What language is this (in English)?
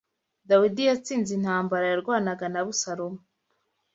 Kinyarwanda